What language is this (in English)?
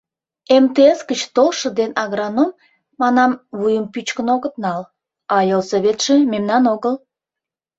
Mari